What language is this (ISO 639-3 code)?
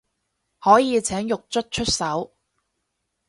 yue